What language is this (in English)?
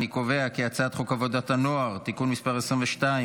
Hebrew